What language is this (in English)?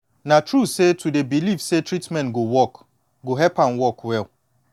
Nigerian Pidgin